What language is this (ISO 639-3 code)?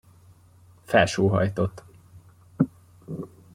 hun